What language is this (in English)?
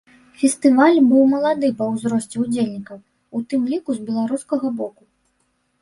Belarusian